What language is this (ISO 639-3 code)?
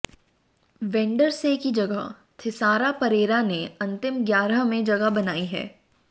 hin